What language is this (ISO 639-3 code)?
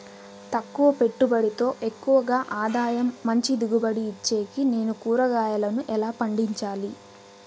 tel